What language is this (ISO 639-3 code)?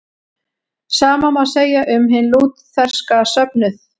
isl